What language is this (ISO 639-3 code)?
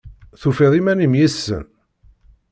kab